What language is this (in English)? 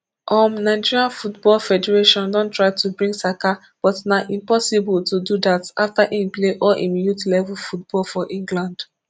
Nigerian Pidgin